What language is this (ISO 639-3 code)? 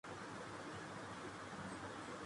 urd